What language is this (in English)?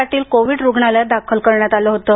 Marathi